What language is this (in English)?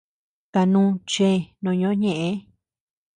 Tepeuxila Cuicatec